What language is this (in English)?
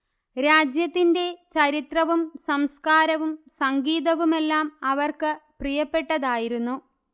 Malayalam